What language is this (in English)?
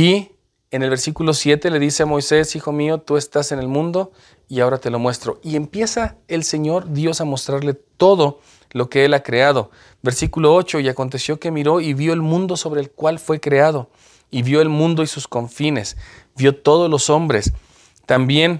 Spanish